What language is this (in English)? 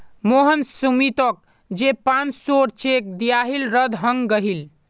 Magahi